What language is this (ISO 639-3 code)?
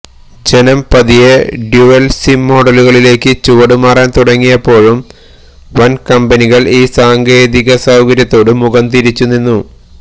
mal